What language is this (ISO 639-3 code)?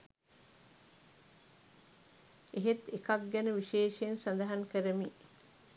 sin